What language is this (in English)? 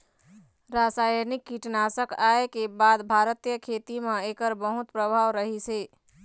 Chhattisgarhi